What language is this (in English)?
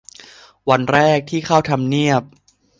Thai